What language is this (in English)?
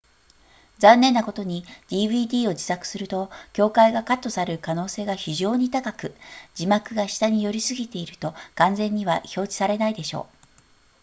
Japanese